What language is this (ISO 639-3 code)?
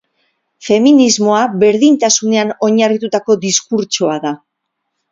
eus